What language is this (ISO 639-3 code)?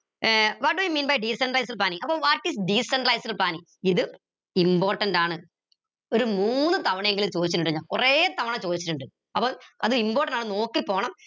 mal